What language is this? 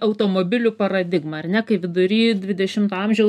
Lithuanian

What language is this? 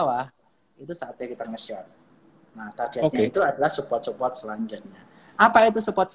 Indonesian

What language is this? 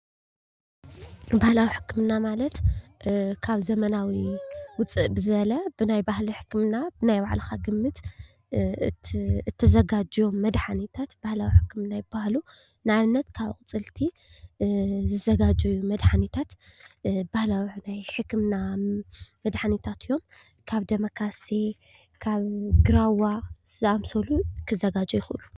Tigrinya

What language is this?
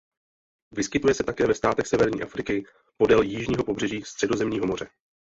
Czech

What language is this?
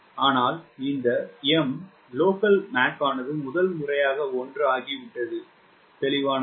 Tamil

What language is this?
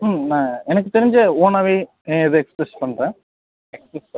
Tamil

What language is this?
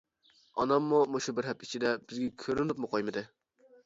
Uyghur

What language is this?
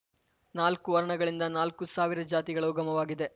Kannada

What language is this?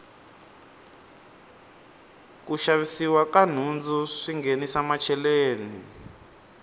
Tsonga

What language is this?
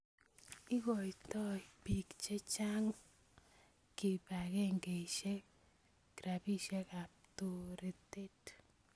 Kalenjin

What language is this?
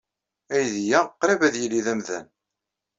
Kabyle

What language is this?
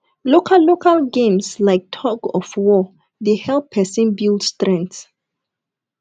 Nigerian Pidgin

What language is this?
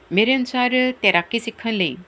Punjabi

